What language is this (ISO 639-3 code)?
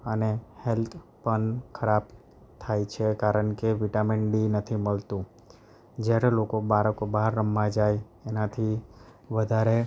guj